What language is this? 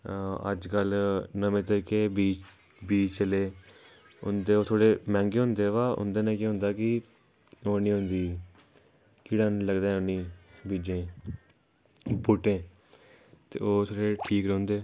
Dogri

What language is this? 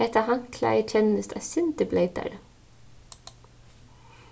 Faroese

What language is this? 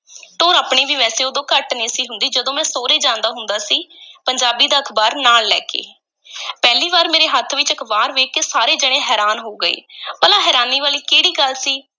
Punjabi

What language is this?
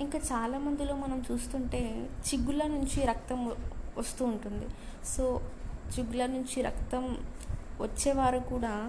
Telugu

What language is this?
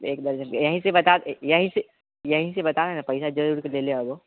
Maithili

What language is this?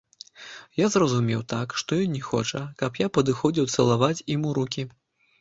Belarusian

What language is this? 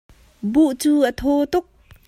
Hakha Chin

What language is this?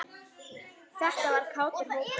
Icelandic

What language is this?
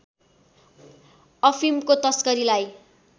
Nepali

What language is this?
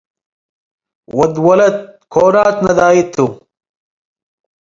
Tigre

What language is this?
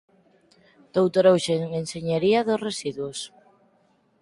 Galician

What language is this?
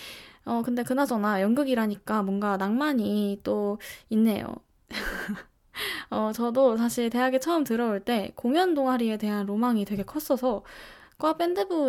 Korean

